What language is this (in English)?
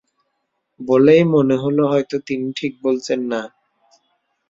Bangla